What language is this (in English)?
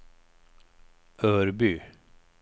Swedish